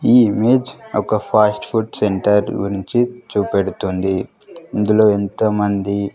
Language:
Telugu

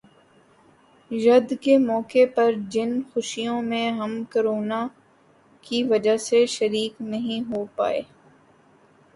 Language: Urdu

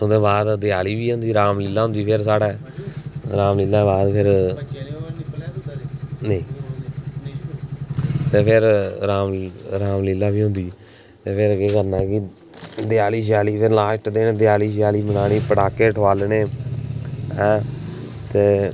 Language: Dogri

